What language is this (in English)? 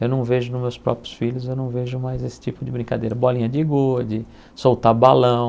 Portuguese